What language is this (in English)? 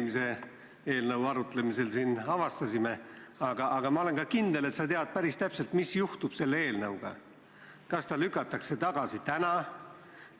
Estonian